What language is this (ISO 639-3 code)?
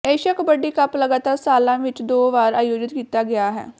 pan